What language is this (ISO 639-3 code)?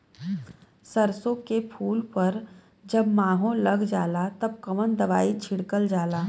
bho